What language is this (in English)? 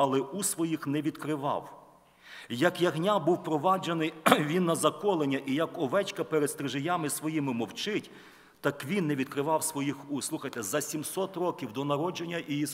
Ukrainian